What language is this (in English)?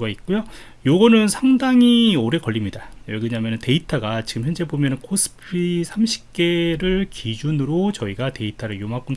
Korean